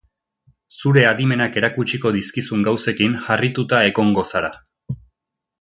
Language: Basque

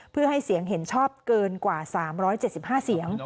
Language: Thai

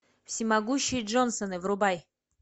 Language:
Russian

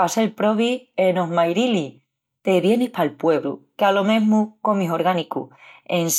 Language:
Extremaduran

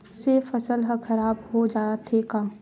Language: Chhattisgarhi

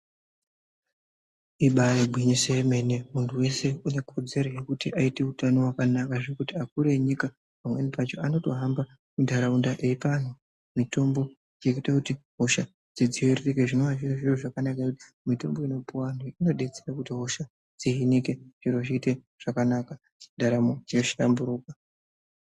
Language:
Ndau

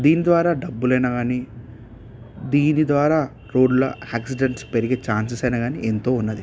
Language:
Telugu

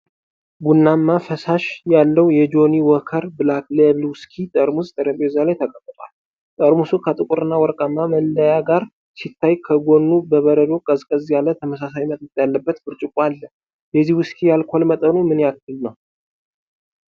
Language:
Amharic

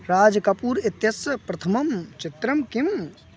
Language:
Sanskrit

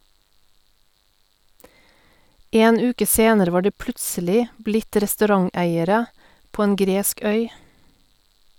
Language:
Norwegian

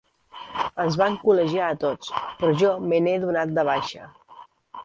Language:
Catalan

